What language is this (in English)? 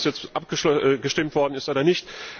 German